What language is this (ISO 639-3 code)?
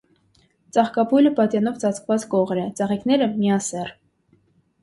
hye